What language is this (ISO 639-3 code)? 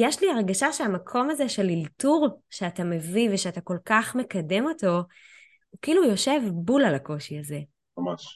heb